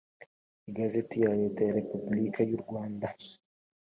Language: Kinyarwanda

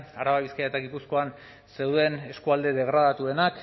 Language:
Basque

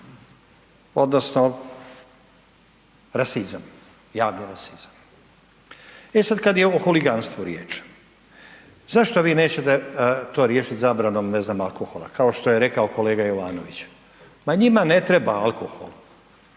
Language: Croatian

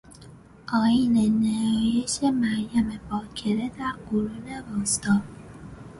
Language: Persian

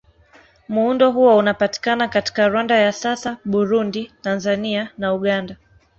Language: Swahili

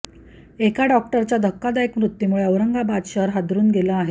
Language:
Marathi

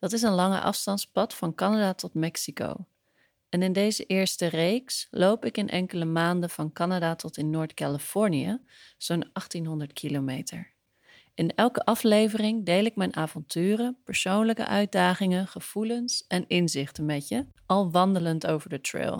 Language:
Dutch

